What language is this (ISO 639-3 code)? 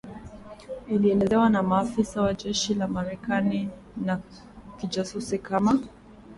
swa